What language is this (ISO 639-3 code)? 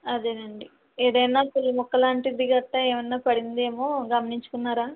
tel